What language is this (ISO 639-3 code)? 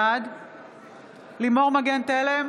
heb